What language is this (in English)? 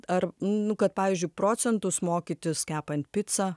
Lithuanian